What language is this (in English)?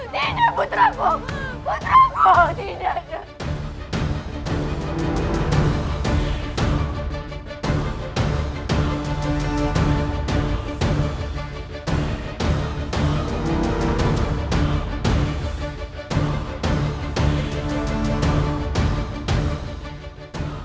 Indonesian